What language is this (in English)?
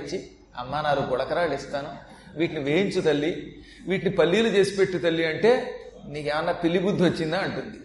Telugu